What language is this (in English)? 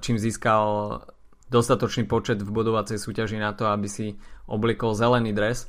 Slovak